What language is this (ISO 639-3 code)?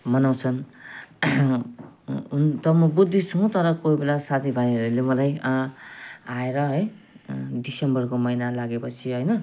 nep